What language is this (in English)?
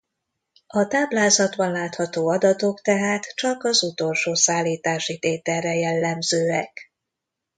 Hungarian